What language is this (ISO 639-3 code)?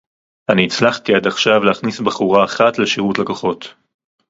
heb